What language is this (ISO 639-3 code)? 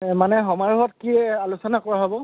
asm